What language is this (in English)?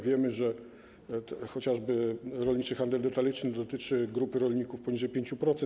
Polish